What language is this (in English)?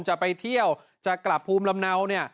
Thai